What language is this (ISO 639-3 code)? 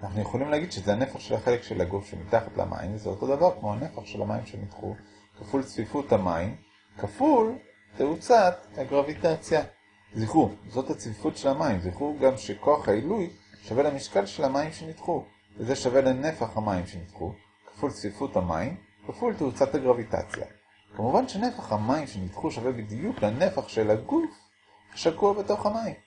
heb